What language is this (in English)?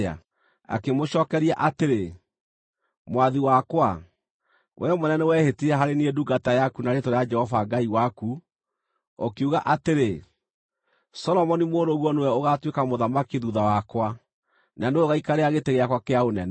Kikuyu